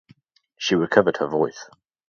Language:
English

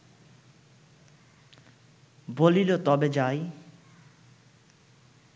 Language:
Bangla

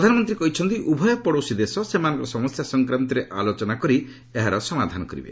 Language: Odia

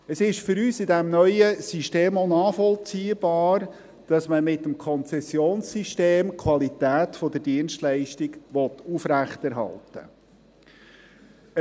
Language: Swiss German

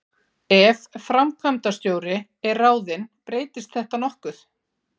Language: Icelandic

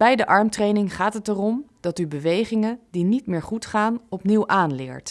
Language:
Dutch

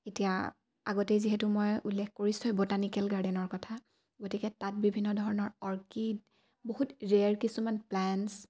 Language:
Assamese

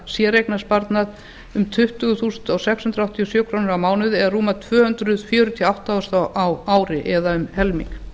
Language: Icelandic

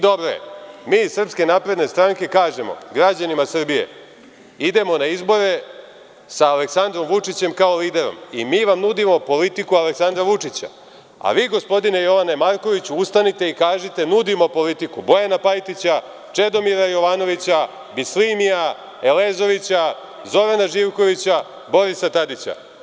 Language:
Serbian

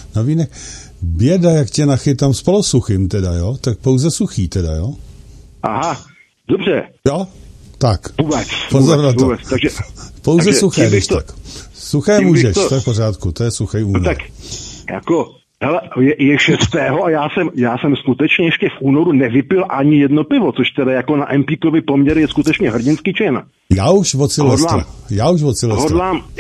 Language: Czech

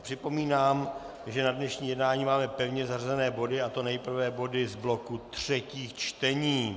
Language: Czech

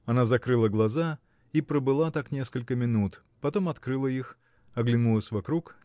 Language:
Russian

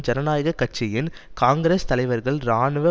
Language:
Tamil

